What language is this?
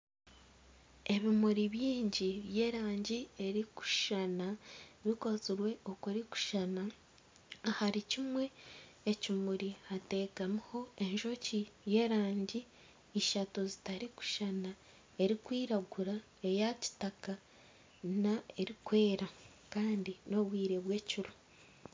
Nyankole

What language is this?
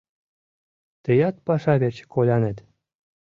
Mari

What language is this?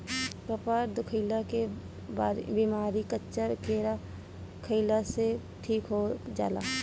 Bhojpuri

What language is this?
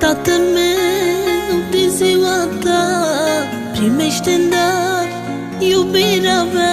Romanian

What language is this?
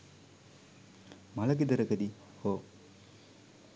Sinhala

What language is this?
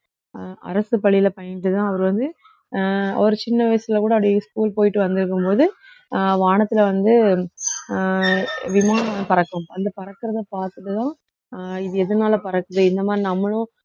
Tamil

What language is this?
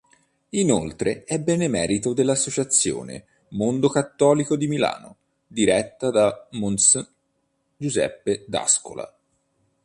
Italian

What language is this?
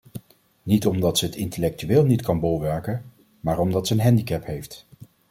Dutch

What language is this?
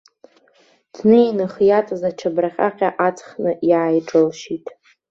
Abkhazian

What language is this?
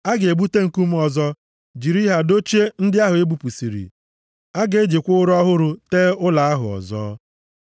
Igbo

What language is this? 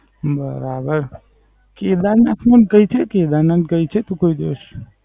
Gujarati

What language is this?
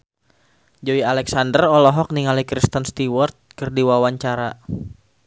Sundanese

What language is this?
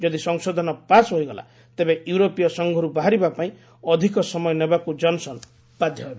Odia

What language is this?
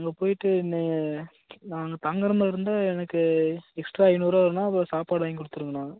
Tamil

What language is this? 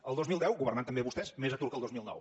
Catalan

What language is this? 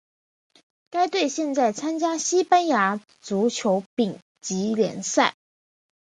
Chinese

